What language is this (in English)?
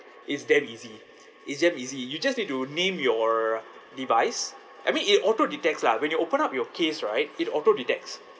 English